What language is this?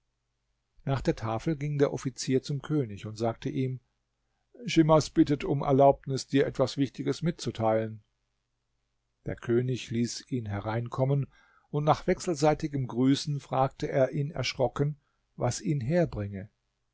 German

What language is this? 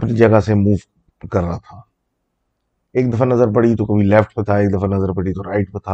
Urdu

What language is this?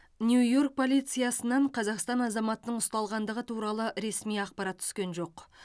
Kazakh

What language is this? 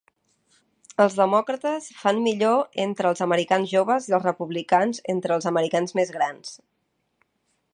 Catalan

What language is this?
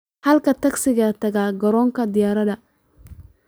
Somali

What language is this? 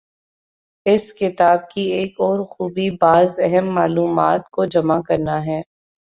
Urdu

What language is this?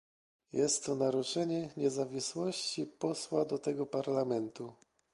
Polish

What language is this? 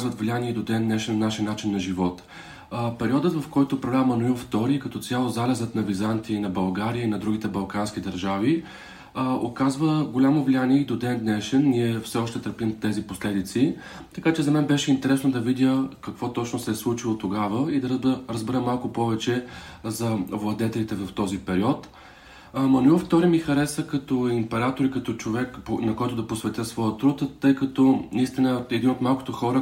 Bulgarian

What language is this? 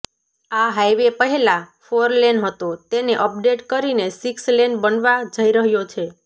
Gujarati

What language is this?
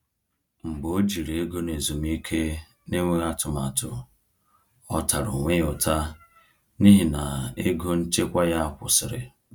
Igbo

